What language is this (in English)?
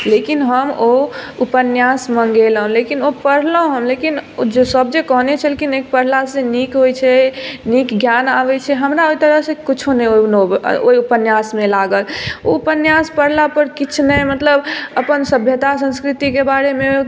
Maithili